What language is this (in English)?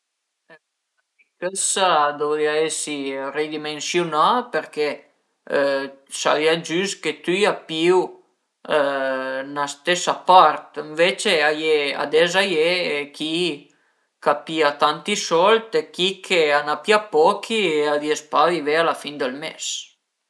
Piedmontese